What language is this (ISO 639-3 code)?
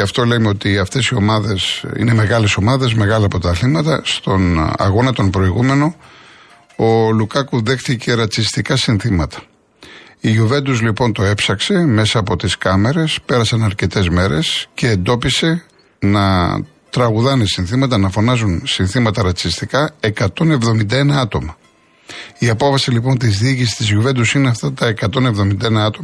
ell